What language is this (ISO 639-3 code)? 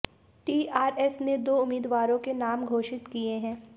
hin